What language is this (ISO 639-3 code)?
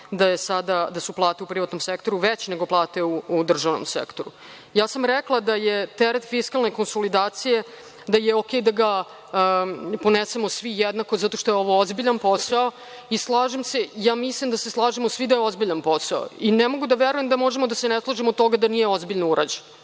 srp